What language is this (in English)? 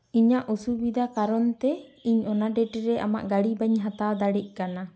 Santali